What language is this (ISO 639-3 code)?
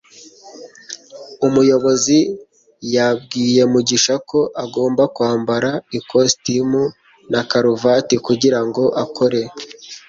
kin